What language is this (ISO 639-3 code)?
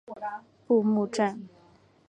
zho